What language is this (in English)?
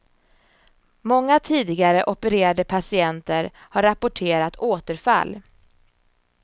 Swedish